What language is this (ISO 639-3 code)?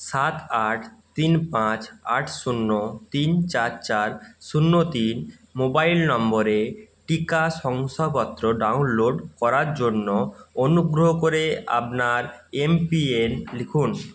ben